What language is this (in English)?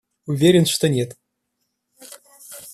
Russian